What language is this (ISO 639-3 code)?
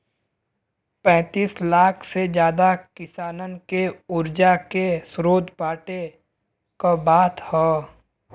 bho